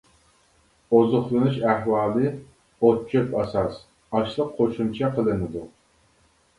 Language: Uyghur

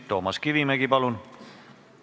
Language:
Estonian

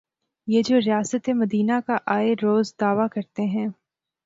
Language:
Urdu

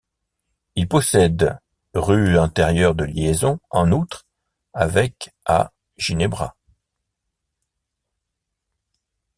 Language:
French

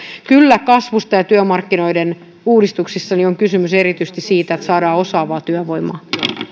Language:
Finnish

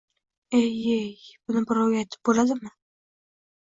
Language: Uzbek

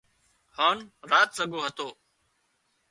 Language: Wadiyara Koli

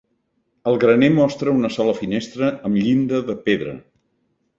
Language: Catalan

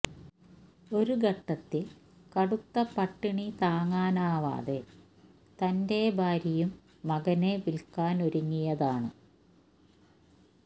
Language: Malayalam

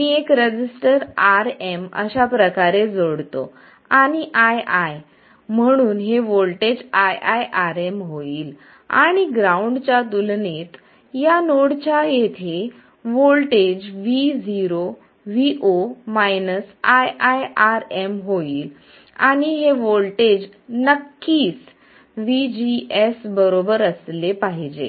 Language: Marathi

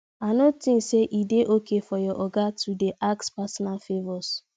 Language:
Nigerian Pidgin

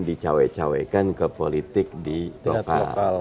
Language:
Indonesian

